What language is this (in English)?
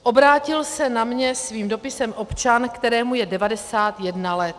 Czech